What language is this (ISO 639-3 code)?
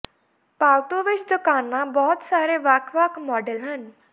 pan